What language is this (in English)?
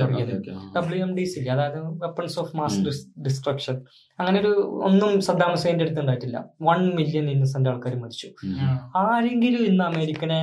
Malayalam